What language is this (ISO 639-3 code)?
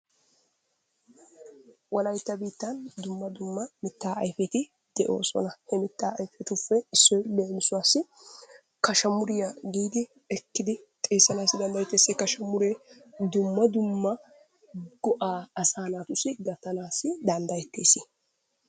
wal